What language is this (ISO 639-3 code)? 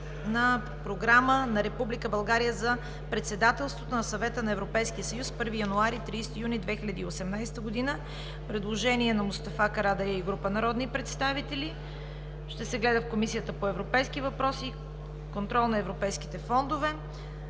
bul